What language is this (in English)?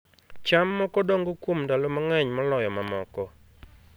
Luo (Kenya and Tanzania)